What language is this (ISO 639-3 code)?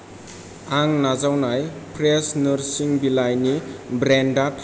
brx